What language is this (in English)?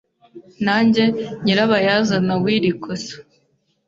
Kinyarwanda